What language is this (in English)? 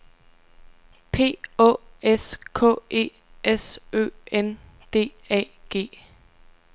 Danish